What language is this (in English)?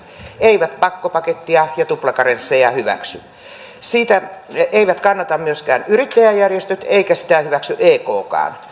Finnish